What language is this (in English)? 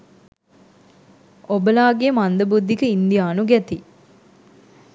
Sinhala